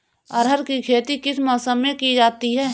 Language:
Hindi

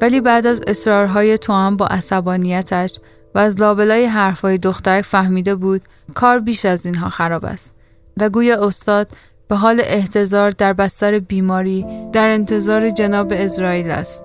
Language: Persian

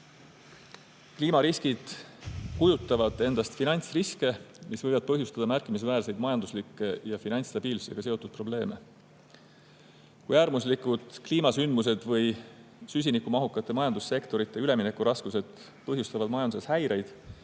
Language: Estonian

